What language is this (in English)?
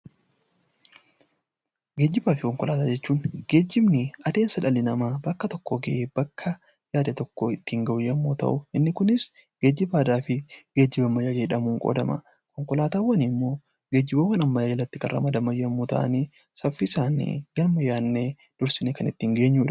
Oromo